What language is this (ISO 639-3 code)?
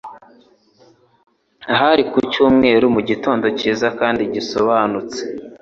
kin